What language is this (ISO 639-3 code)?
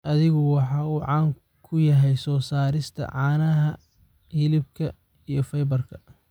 som